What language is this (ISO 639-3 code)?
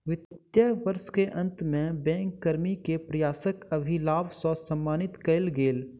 mai